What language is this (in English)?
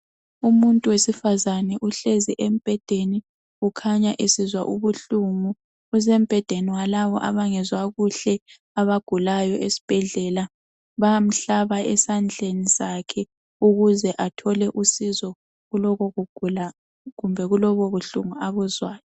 North Ndebele